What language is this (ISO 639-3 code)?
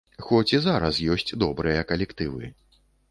bel